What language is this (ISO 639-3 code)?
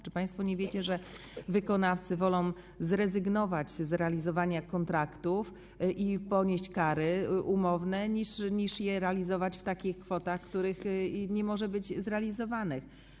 pol